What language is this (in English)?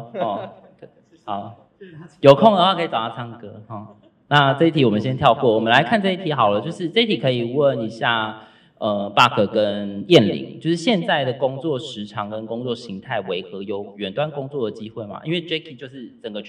Chinese